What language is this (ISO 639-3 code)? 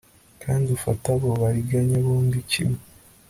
kin